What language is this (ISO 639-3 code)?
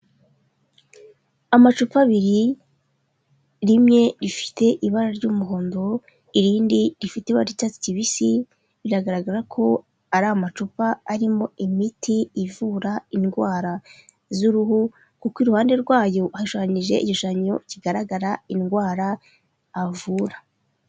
kin